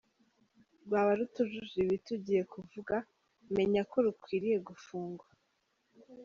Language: Kinyarwanda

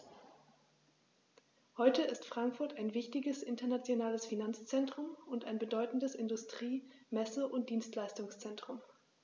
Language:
German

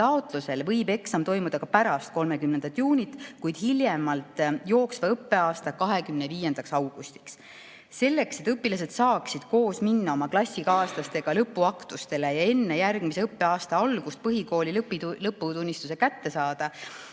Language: Estonian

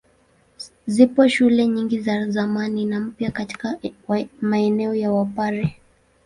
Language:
Swahili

